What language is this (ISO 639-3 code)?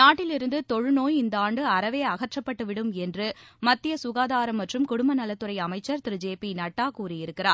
tam